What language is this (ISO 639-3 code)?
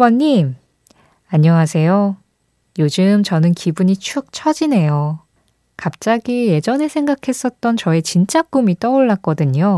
kor